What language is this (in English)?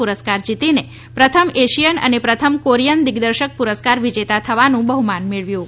Gujarati